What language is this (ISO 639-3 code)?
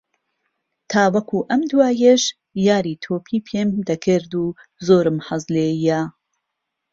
ckb